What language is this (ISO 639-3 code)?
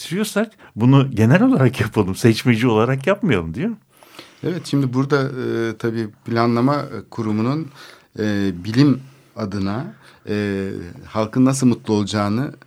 tur